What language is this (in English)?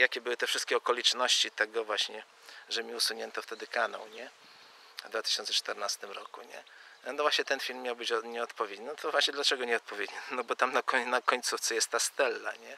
Polish